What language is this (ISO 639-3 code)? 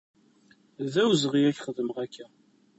kab